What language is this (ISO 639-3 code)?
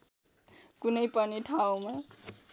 nep